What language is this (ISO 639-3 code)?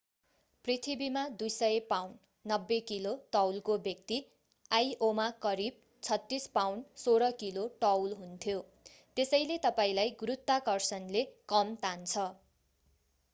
nep